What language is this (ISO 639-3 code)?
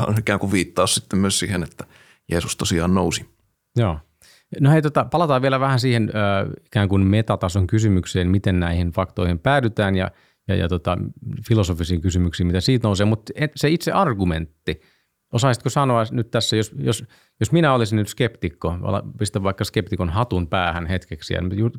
fin